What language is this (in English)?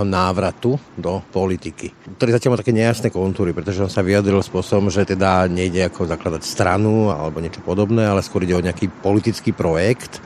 Slovak